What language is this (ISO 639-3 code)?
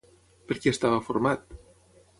cat